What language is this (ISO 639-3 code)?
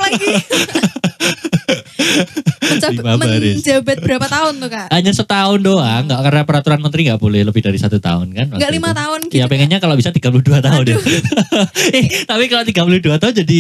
ind